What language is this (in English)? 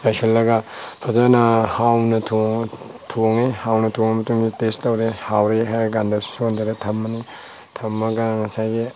Manipuri